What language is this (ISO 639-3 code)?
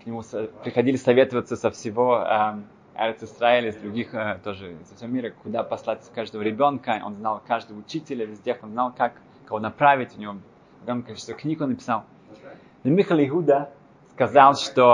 rus